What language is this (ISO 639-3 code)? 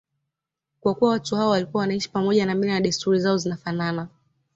swa